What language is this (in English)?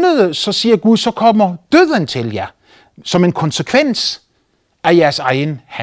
Danish